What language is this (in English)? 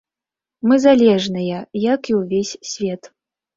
Belarusian